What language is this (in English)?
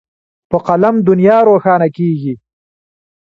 Pashto